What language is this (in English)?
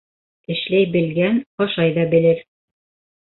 Bashkir